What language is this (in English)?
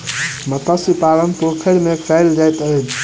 Maithili